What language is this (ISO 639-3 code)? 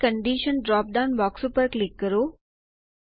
guj